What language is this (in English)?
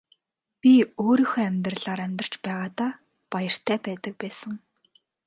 Mongolian